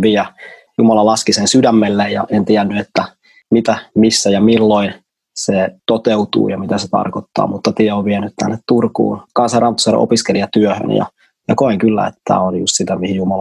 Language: Finnish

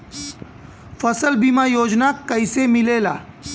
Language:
Bhojpuri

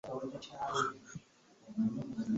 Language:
Ganda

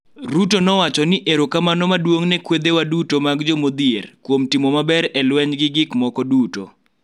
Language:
Luo (Kenya and Tanzania)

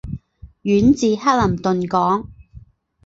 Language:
Chinese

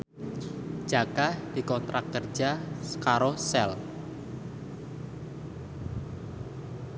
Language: Javanese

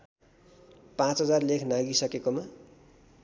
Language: Nepali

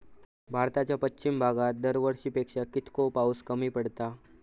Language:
Marathi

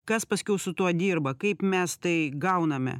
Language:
Lithuanian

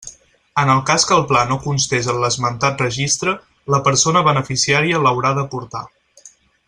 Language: Catalan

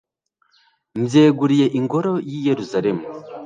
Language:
Kinyarwanda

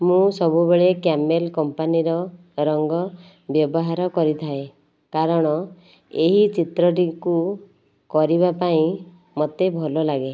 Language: Odia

